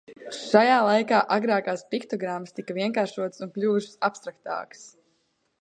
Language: Latvian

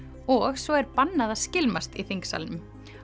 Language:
Icelandic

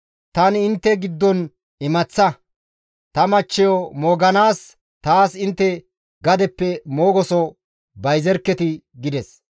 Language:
Gamo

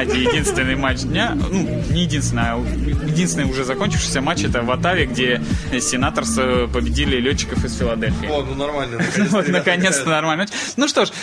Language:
Russian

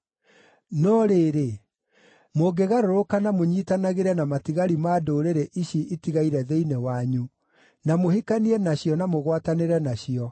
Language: Kikuyu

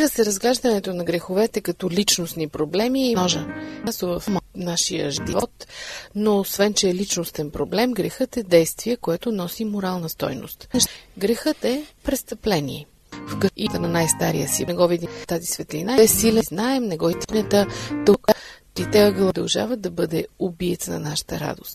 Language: Bulgarian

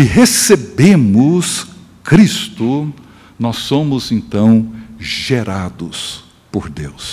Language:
Portuguese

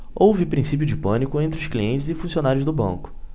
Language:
Portuguese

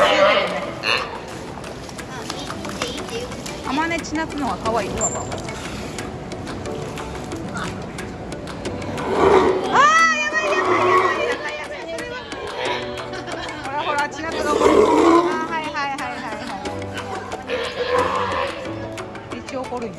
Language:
Japanese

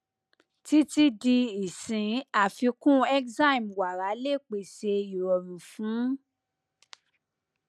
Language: Yoruba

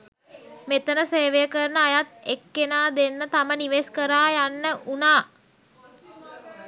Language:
Sinhala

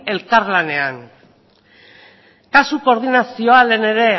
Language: Basque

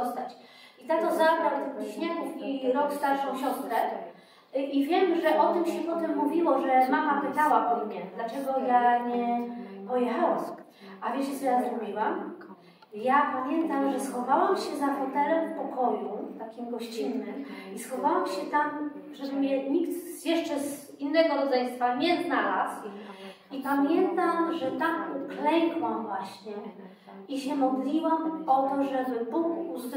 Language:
Polish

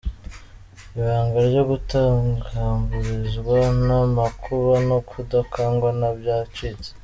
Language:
Kinyarwanda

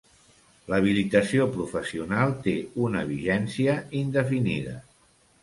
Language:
Catalan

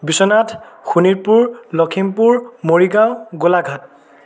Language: Assamese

